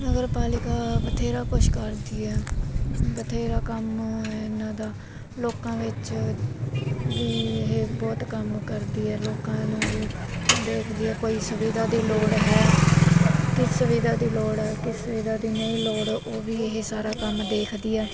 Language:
Punjabi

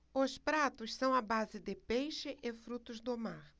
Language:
Portuguese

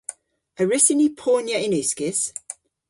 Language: Cornish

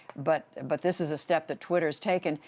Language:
English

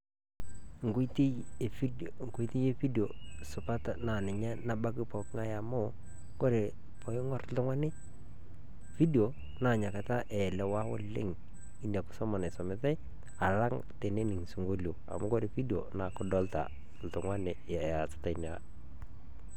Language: Masai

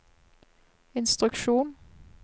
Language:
Norwegian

